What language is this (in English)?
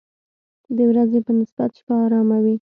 Pashto